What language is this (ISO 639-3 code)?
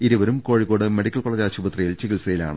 mal